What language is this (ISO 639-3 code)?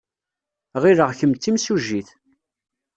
kab